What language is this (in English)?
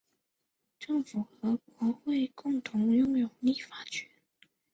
Chinese